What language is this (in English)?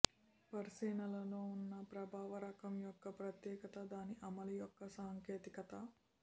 Telugu